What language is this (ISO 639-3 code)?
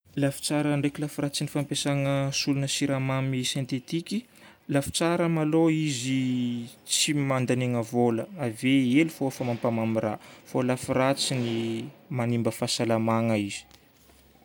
bmm